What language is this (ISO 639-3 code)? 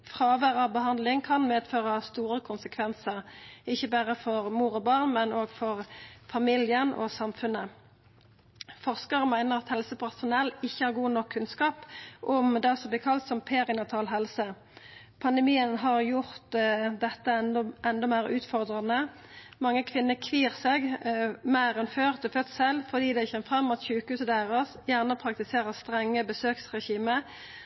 nno